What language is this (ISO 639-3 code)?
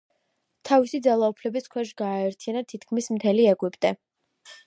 kat